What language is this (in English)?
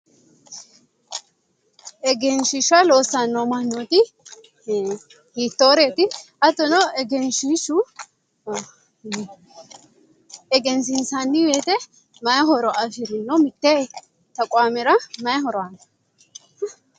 Sidamo